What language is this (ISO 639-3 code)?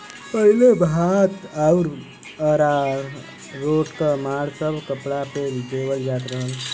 bho